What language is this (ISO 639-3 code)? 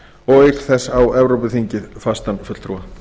isl